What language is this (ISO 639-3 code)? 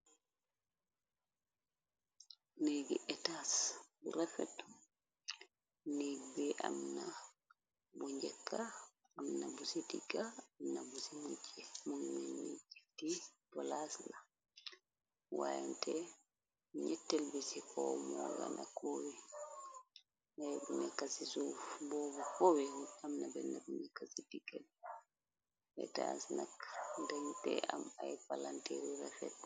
wol